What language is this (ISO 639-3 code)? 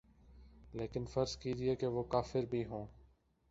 urd